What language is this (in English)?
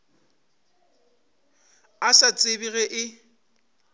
Northern Sotho